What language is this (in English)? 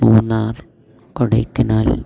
Malayalam